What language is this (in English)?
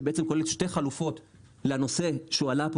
Hebrew